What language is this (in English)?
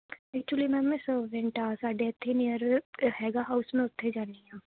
Punjabi